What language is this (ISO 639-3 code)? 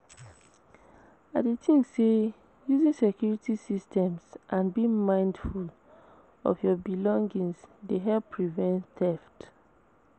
pcm